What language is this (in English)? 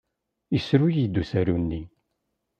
Kabyle